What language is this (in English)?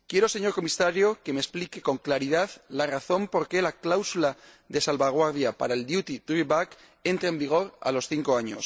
Spanish